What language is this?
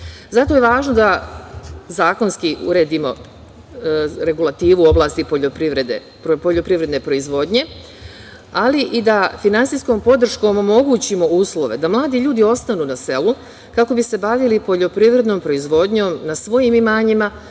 Serbian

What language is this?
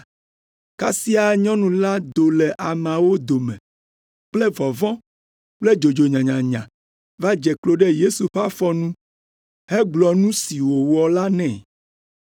Ewe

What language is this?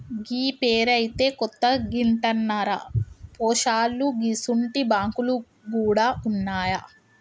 Telugu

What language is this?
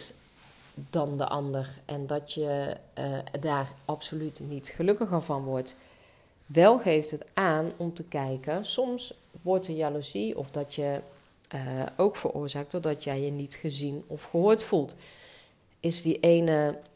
Dutch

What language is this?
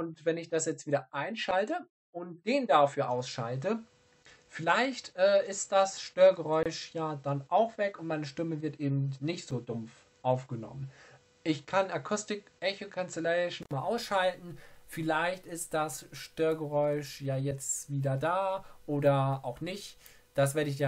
German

